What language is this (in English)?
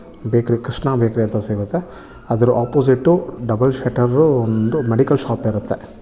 Kannada